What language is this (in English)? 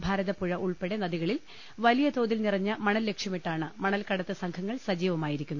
Malayalam